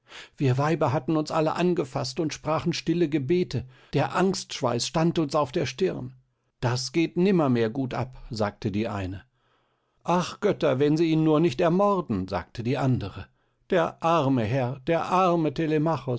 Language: German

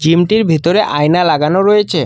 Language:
Bangla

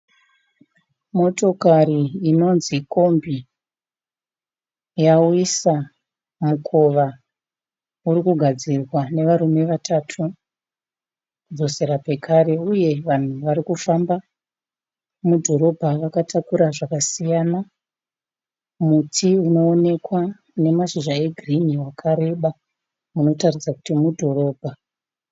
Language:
Shona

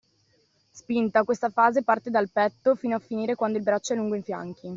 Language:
Italian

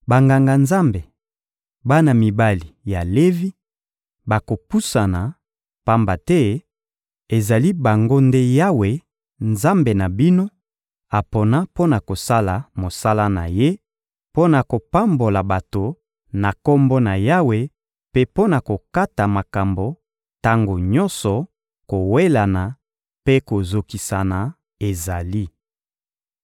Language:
Lingala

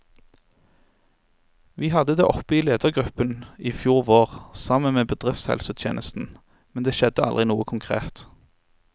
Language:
Norwegian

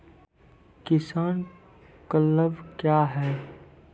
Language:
Maithili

